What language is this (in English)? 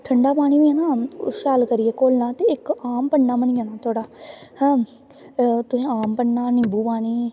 Dogri